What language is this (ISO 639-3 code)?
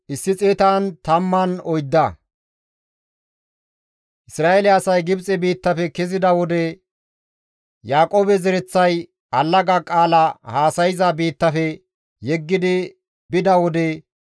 gmv